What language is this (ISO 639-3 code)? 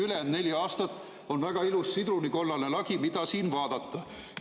est